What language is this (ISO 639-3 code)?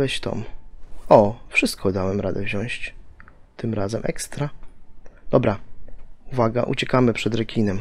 pol